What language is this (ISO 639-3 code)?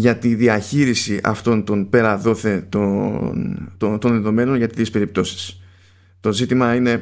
ell